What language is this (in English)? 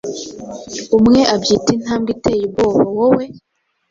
Kinyarwanda